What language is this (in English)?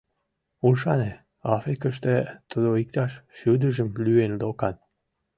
Mari